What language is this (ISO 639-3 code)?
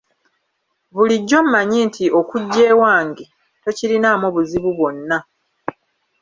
lug